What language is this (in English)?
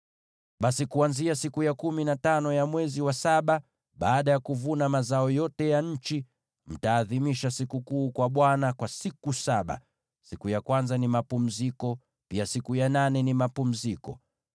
Swahili